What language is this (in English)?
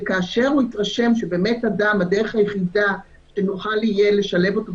Hebrew